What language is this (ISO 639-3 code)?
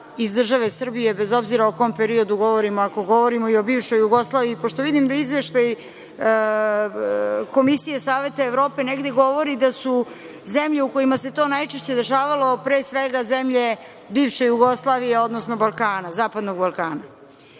srp